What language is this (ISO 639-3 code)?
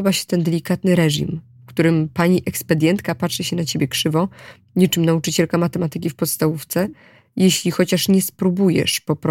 pol